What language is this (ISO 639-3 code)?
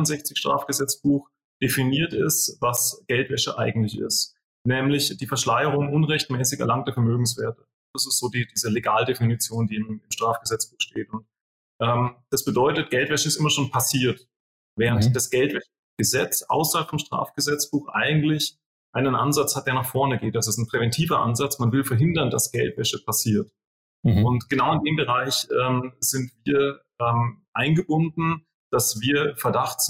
deu